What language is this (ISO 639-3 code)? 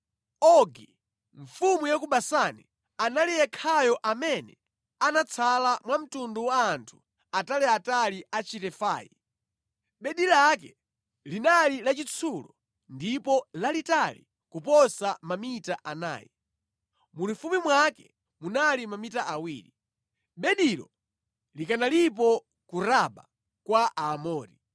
nya